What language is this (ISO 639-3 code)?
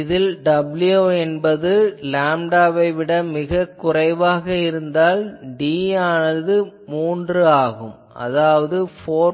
tam